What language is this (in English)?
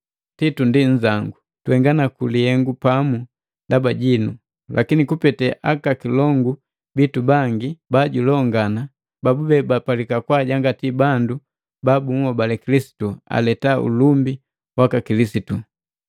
Matengo